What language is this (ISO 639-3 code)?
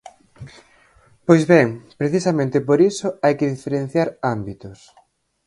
glg